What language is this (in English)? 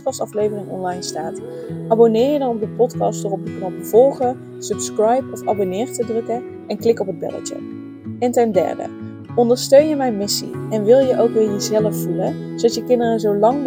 Dutch